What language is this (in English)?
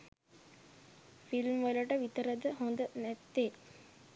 Sinhala